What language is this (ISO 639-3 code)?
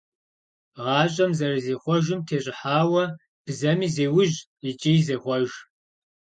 kbd